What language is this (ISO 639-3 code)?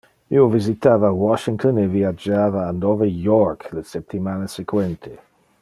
ina